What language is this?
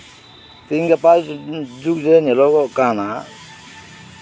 Santali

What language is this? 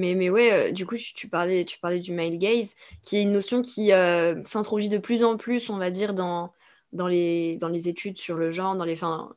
French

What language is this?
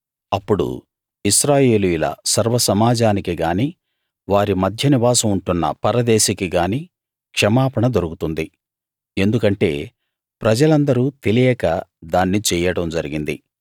Telugu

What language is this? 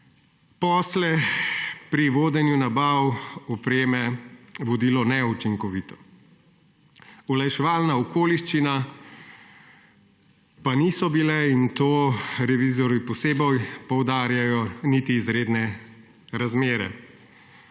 Slovenian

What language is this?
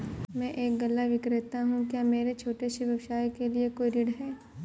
Hindi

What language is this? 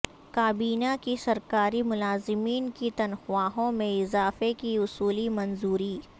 Urdu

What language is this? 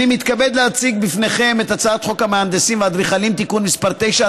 Hebrew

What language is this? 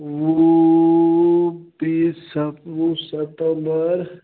Kashmiri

